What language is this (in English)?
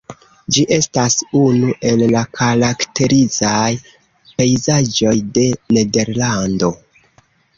Esperanto